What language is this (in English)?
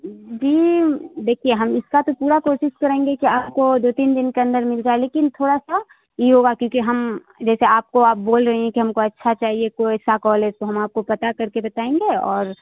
Urdu